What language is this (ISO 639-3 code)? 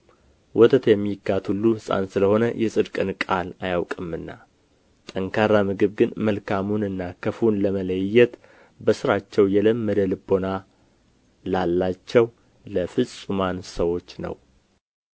amh